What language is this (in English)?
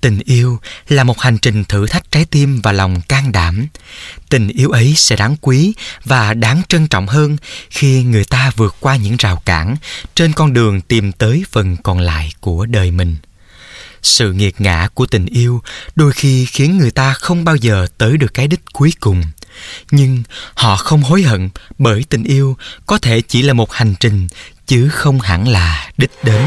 Vietnamese